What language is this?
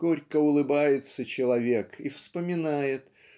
Russian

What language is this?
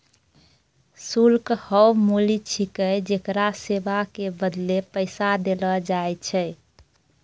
Maithili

